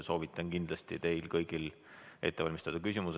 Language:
Estonian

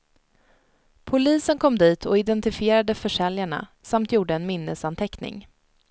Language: Swedish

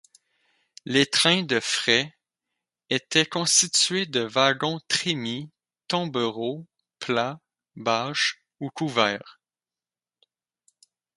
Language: French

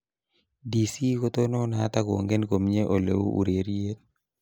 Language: Kalenjin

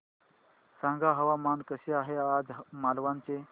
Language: Marathi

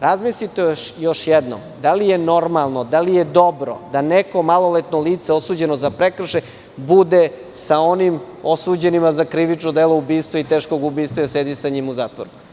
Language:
Serbian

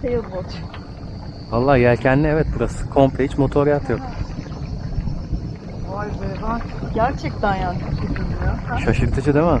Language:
Turkish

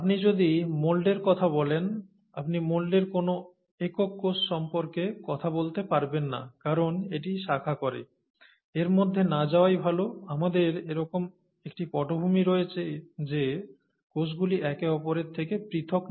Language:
Bangla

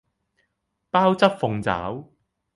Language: Cantonese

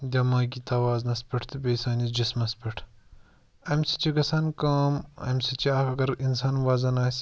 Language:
Kashmiri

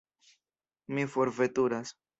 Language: Esperanto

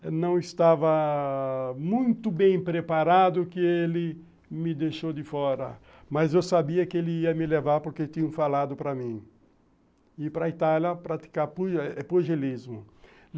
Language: Portuguese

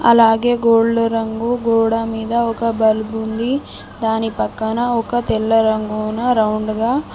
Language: Telugu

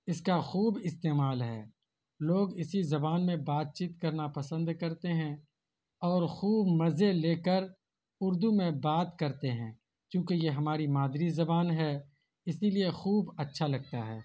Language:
Urdu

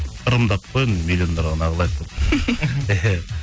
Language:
Kazakh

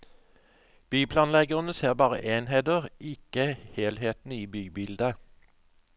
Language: Norwegian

